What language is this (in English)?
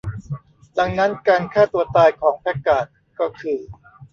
Thai